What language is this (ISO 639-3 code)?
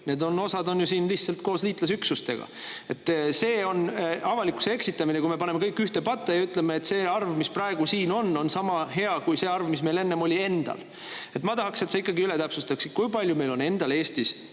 est